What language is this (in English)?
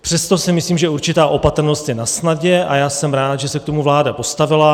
Czech